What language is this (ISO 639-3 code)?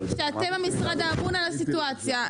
heb